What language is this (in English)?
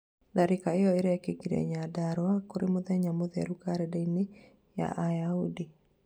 Kikuyu